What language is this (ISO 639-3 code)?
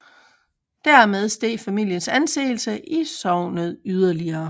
dan